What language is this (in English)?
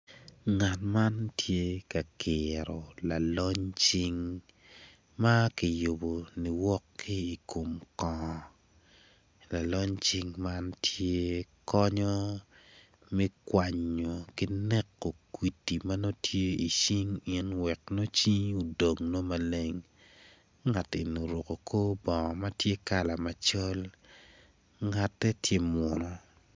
Acoli